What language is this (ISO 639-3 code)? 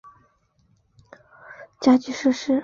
zho